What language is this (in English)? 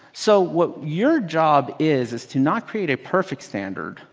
English